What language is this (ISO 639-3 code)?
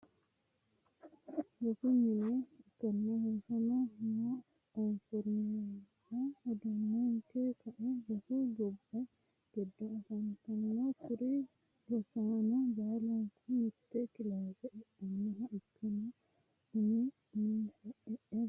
sid